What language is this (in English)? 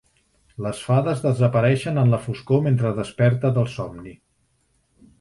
Catalan